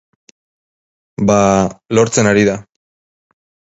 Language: Basque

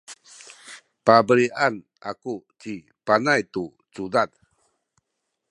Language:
Sakizaya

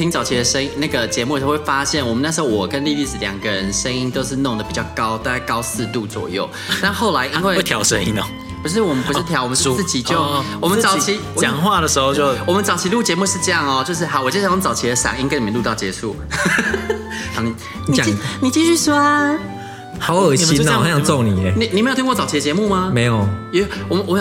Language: Chinese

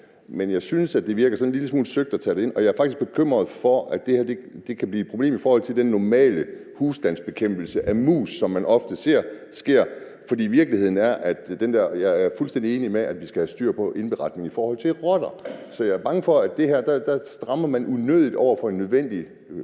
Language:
Danish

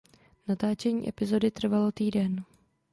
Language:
Czech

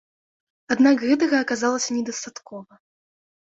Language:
Belarusian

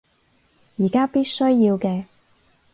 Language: Cantonese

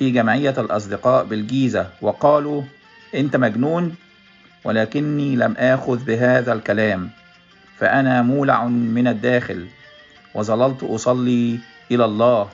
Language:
Arabic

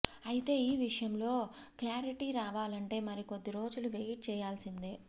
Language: Telugu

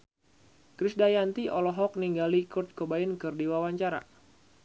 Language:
Sundanese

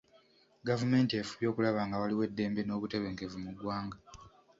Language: Ganda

